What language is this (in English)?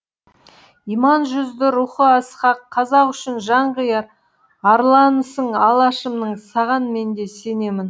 Kazakh